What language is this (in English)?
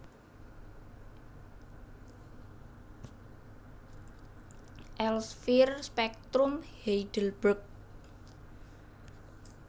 Javanese